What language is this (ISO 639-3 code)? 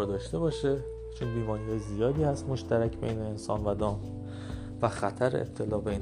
fas